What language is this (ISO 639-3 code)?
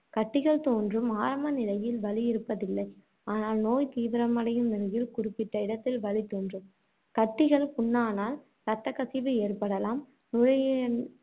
tam